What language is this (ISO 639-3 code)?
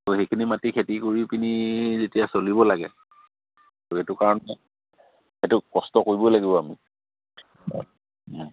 asm